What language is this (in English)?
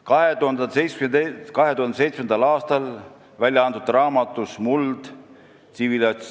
Estonian